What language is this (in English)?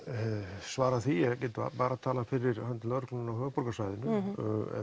Icelandic